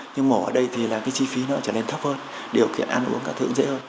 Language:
Vietnamese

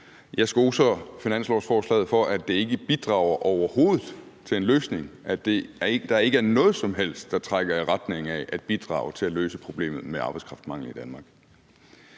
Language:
Danish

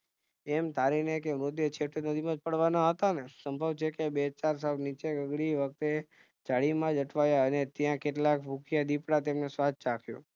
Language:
Gujarati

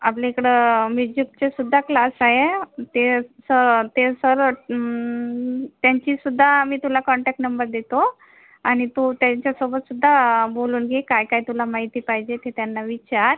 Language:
Marathi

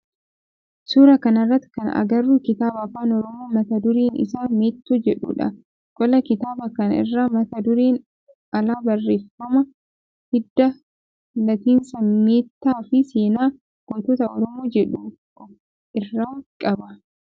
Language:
Oromo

